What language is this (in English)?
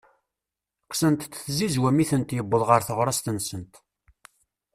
Kabyle